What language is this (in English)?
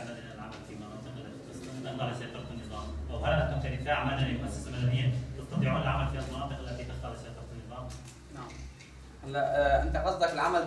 Arabic